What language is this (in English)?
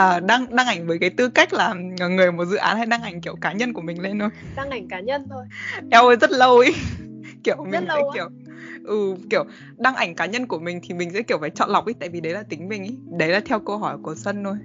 Vietnamese